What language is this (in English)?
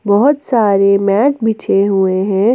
Hindi